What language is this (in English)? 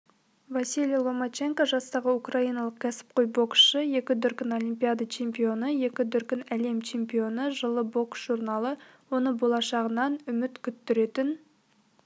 Kazakh